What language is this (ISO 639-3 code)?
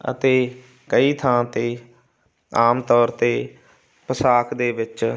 pan